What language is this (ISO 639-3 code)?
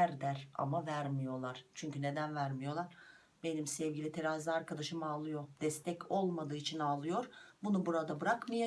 tur